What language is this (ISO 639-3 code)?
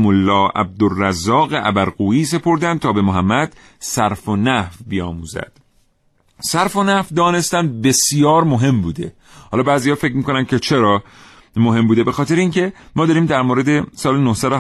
fas